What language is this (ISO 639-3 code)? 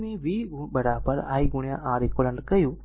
guj